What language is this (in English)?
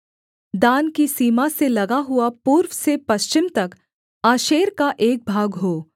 Hindi